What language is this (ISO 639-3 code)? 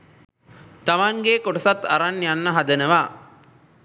sin